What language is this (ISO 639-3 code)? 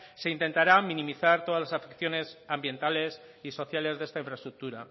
spa